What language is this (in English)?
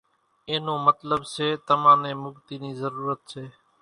Kachi Koli